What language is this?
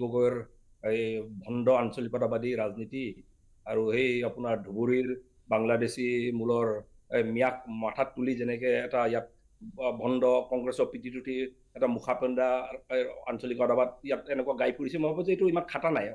Bangla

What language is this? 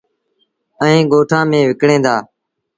Sindhi Bhil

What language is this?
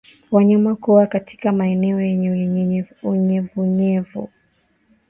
Swahili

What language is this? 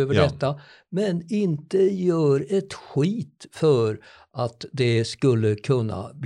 Swedish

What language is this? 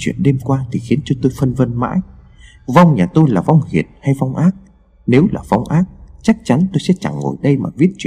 Vietnamese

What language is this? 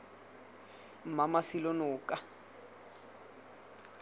Tswana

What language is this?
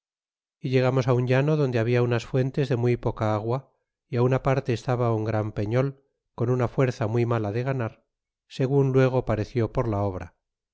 Spanish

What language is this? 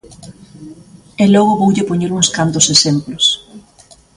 Galician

